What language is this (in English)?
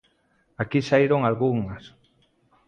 Galician